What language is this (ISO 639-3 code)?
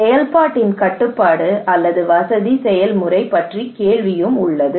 tam